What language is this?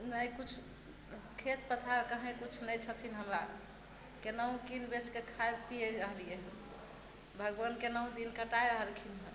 Maithili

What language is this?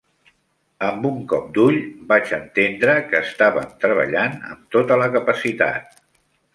Catalan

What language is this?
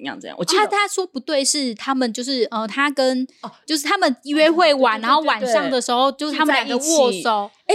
Chinese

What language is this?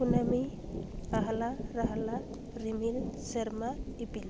Santali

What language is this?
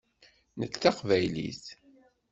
Kabyle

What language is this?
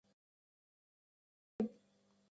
Bangla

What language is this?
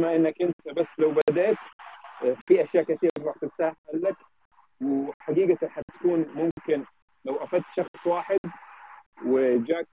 Arabic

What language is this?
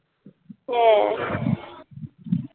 Bangla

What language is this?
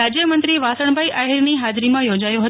Gujarati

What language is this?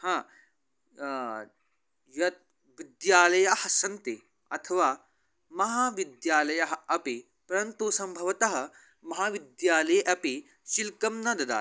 Sanskrit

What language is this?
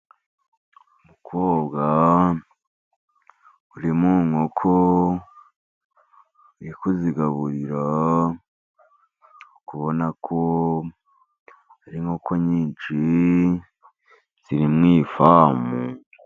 Kinyarwanda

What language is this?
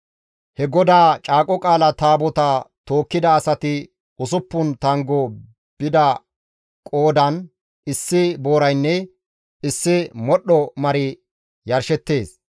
Gamo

